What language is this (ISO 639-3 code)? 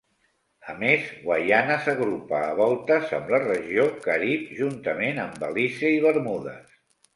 cat